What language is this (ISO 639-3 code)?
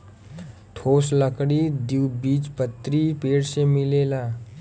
bho